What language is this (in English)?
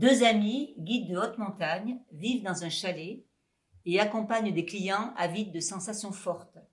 French